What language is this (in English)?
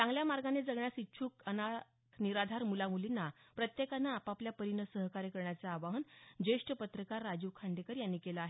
Marathi